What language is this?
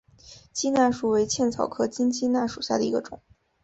Chinese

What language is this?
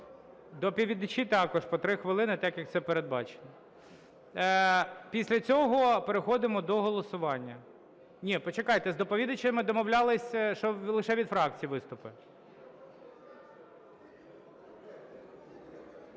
Ukrainian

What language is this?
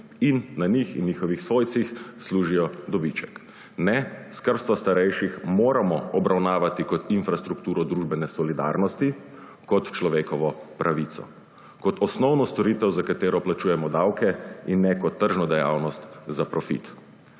Slovenian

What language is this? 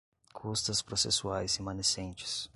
Portuguese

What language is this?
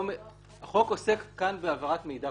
Hebrew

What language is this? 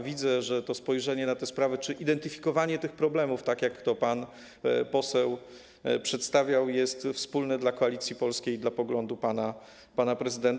Polish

